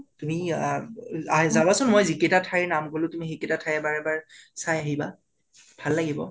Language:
Assamese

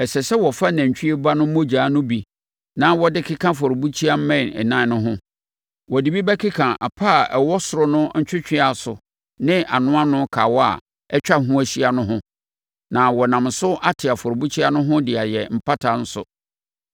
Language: Akan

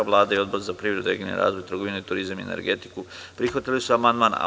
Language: Serbian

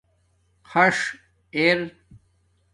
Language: Domaaki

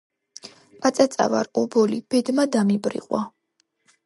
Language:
Georgian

